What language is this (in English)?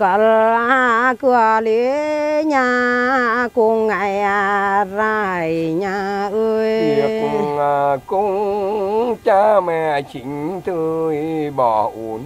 Vietnamese